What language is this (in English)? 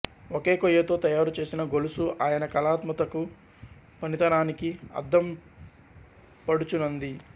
Telugu